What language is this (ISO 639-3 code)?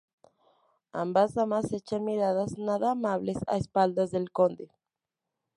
spa